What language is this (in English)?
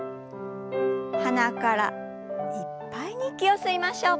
Japanese